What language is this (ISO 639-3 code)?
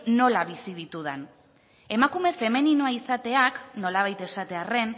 eus